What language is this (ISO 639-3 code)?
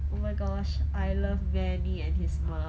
eng